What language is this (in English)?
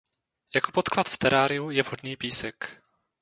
Czech